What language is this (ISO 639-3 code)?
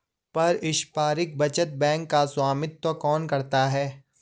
hin